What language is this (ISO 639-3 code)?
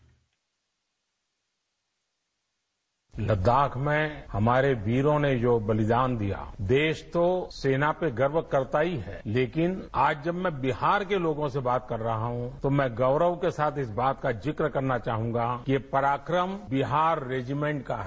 hin